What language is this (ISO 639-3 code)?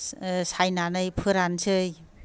brx